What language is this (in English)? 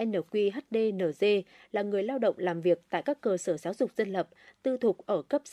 Vietnamese